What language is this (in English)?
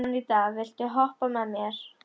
Icelandic